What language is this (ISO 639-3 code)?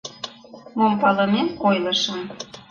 chm